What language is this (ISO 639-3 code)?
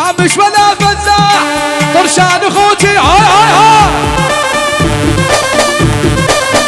ara